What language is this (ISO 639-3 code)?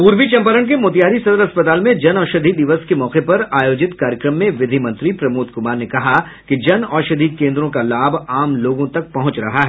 hin